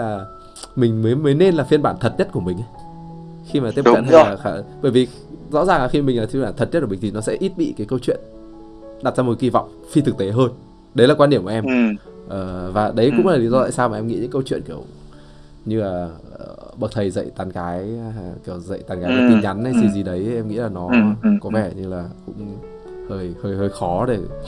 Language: Vietnamese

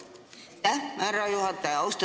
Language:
Estonian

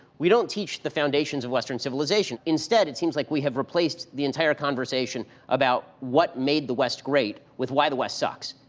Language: English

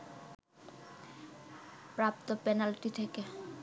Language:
Bangla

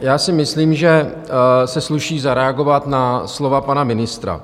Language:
Czech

